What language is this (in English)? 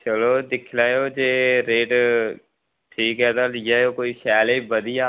Dogri